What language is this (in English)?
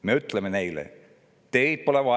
Estonian